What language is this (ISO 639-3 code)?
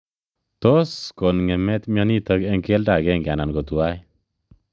kln